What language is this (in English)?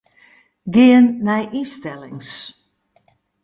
Western Frisian